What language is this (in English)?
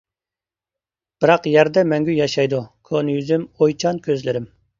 Uyghur